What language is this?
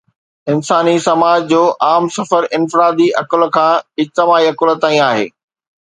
Sindhi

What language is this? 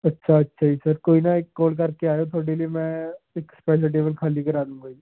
Punjabi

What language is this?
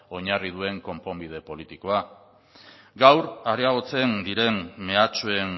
Basque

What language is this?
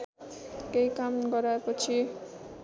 Nepali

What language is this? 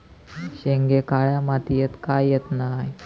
Marathi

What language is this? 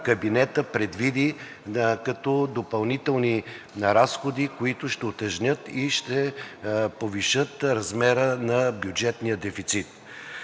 Bulgarian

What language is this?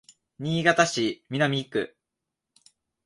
Japanese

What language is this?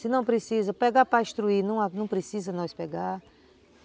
Portuguese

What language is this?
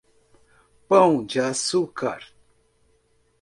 Portuguese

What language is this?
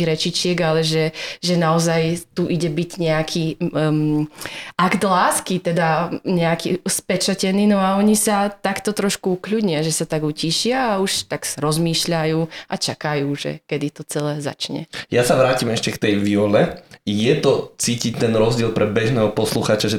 Slovak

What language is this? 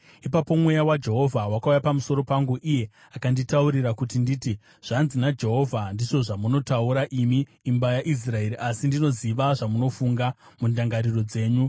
Shona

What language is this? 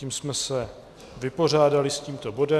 Czech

